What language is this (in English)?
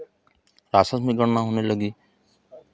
Hindi